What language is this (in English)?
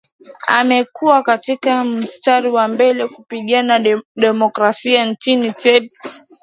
Swahili